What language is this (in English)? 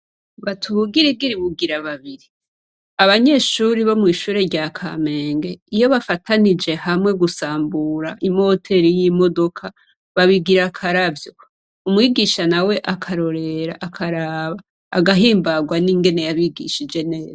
Rundi